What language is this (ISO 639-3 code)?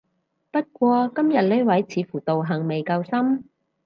yue